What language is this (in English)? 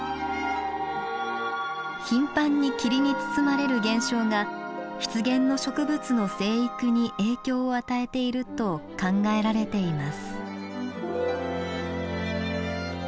Japanese